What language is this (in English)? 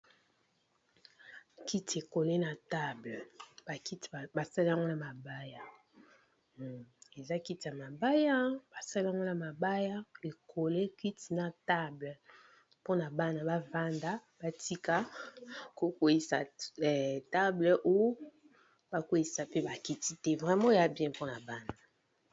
Lingala